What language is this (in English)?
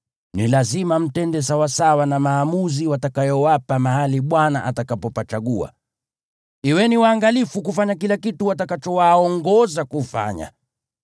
Swahili